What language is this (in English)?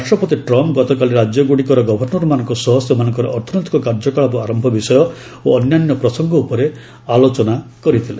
Odia